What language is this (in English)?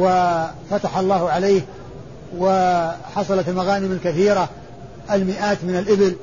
Arabic